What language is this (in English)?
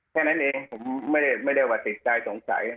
Thai